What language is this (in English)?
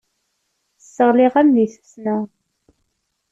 Kabyle